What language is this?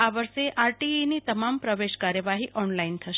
Gujarati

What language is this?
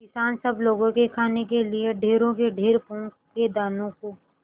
Hindi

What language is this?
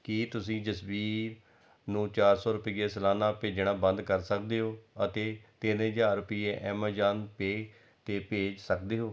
Punjabi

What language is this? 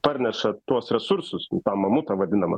Lithuanian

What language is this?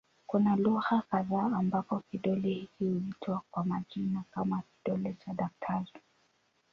Swahili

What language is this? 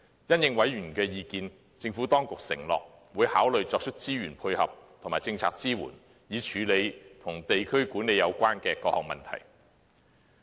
Cantonese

